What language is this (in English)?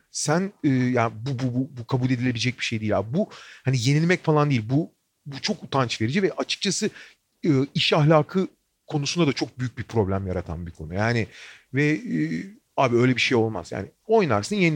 Turkish